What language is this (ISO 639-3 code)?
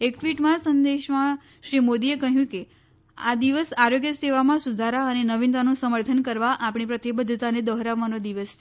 guj